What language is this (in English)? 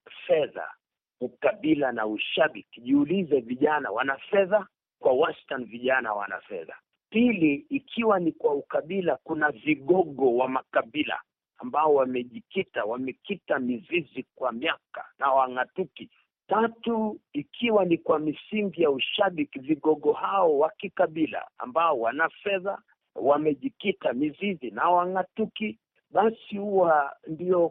Swahili